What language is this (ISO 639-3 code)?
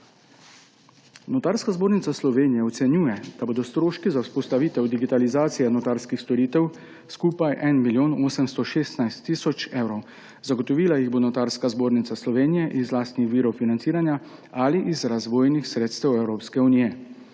slv